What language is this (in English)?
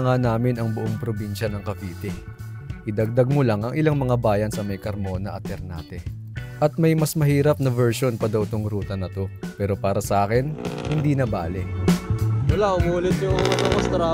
Filipino